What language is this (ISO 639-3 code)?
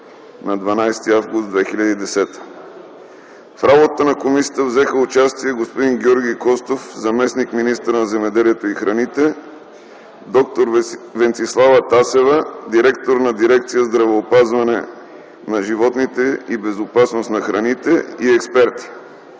bul